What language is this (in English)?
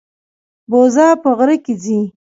Pashto